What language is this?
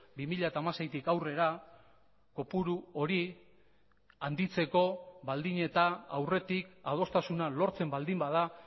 Basque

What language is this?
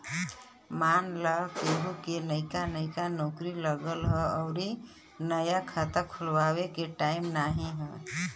Bhojpuri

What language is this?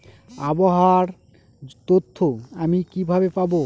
Bangla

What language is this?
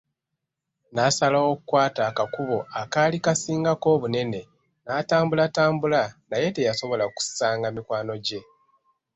Ganda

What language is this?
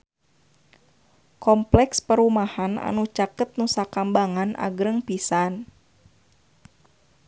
Sundanese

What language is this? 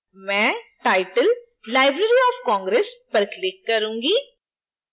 Hindi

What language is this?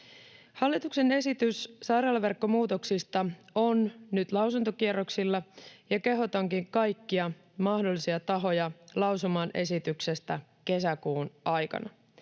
Finnish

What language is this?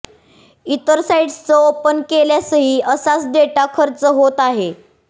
Marathi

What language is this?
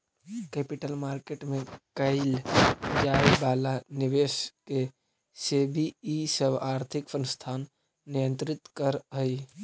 Magahi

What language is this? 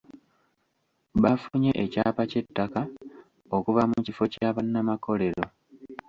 Ganda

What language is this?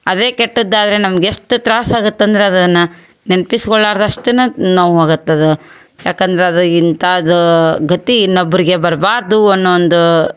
Kannada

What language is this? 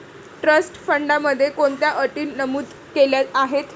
Marathi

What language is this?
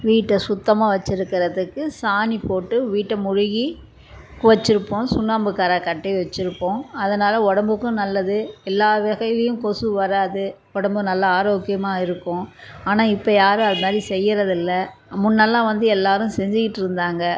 Tamil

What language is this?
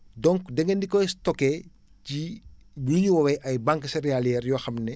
Wolof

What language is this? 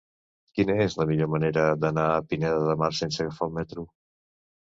Catalan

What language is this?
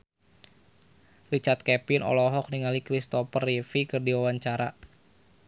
Sundanese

